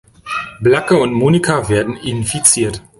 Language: German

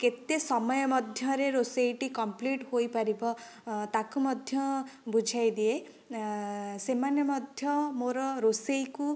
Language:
Odia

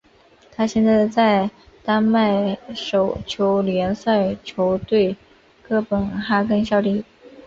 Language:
Chinese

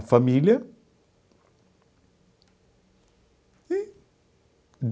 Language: Portuguese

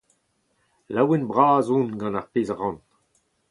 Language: Breton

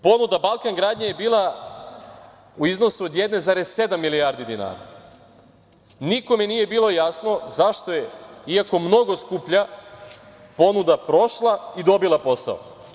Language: Serbian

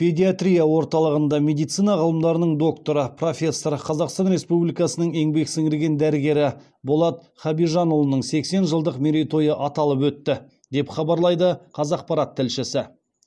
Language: Kazakh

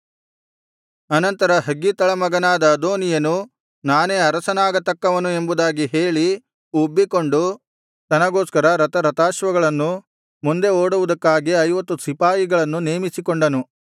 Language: Kannada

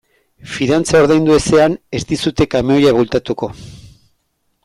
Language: Basque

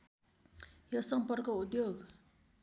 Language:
Nepali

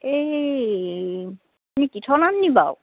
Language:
Assamese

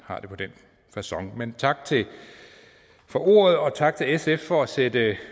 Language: Danish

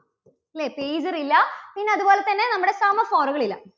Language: Malayalam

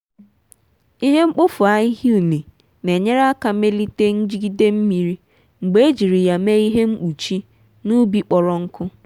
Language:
Igbo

